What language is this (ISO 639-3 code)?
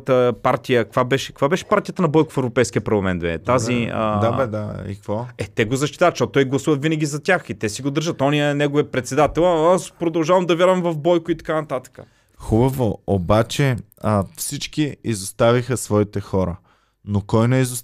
bul